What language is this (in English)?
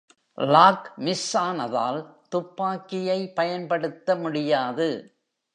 Tamil